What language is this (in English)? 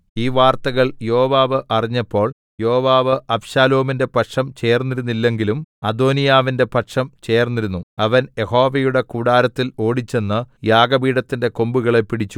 Malayalam